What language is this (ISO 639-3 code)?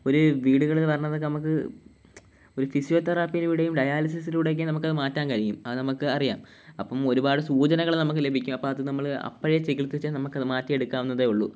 mal